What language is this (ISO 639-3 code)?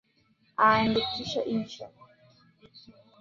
swa